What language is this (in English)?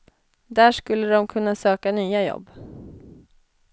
Swedish